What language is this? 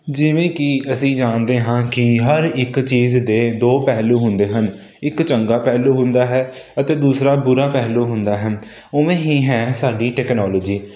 Punjabi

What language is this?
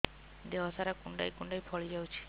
Odia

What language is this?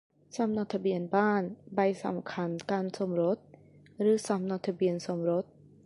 Thai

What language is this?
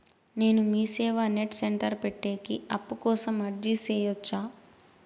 Telugu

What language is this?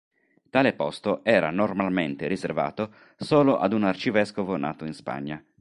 Italian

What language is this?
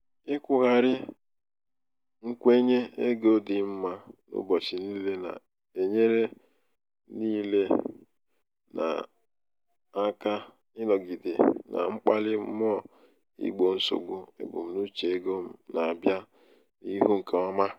Igbo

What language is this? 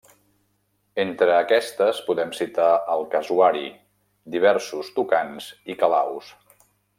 Catalan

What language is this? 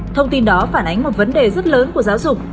Vietnamese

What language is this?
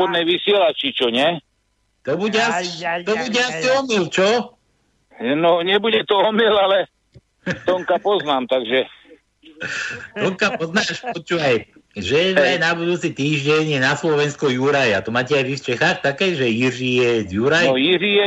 Slovak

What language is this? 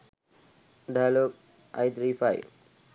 Sinhala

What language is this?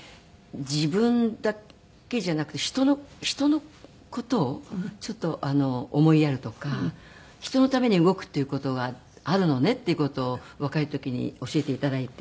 Japanese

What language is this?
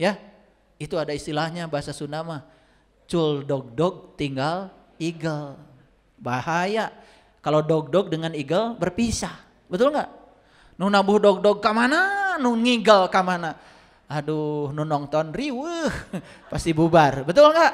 Indonesian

